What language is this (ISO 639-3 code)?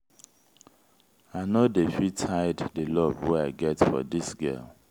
pcm